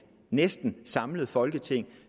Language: Danish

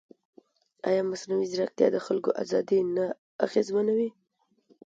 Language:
Pashto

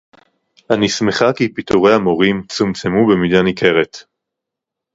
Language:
Hebrew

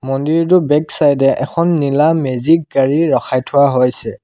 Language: Assamese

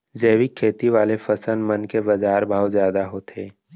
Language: Chhattisgarhi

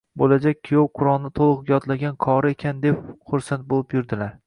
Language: Uzbek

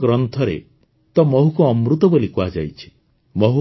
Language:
Odia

